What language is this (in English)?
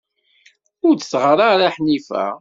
Kabyle